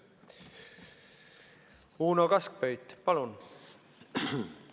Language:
Estonian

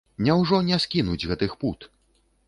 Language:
Belarusian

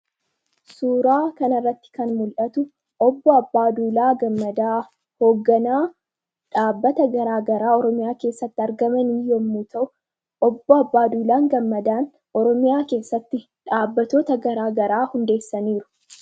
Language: Oromo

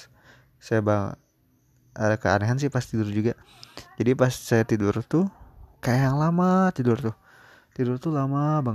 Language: Indonesian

